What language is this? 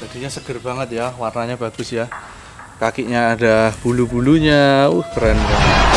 Indonesian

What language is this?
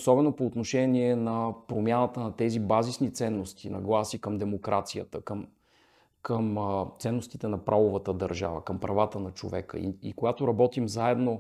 Bulgarian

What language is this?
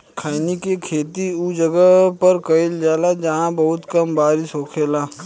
Bhojpuri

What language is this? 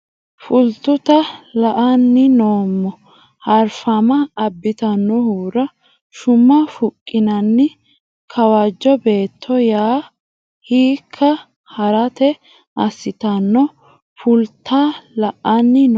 Sidamo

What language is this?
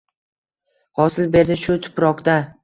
Uzbek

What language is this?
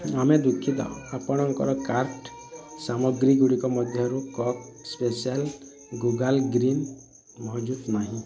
Odia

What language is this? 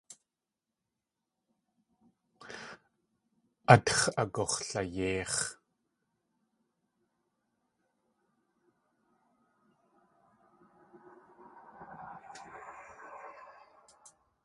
Tlingit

